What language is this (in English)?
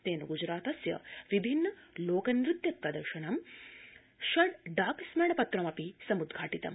Sanskrit